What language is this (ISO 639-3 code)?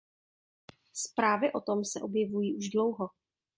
ces